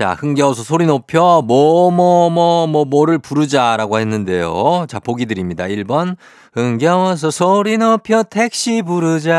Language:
Korean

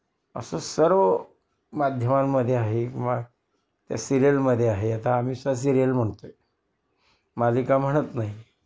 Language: Marathi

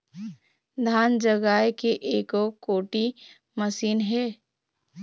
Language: Chhattisgarhi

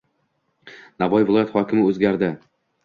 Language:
Uzbek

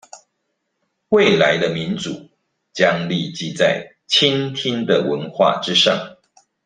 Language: Chinese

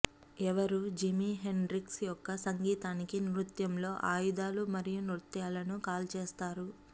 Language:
Telugu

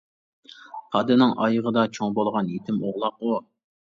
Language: Uyghur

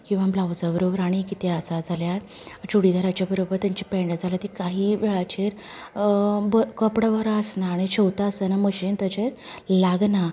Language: Konkani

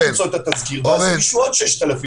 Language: Hebrew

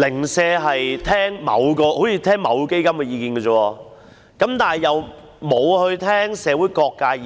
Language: Cantonese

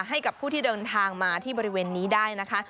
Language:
Thai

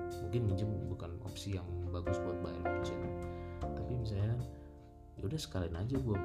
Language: Indonesian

